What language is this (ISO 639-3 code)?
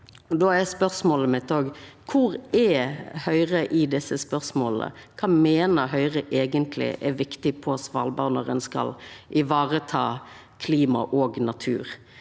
nor